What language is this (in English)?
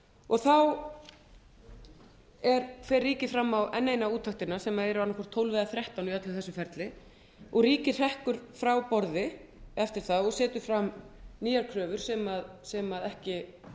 Icelandic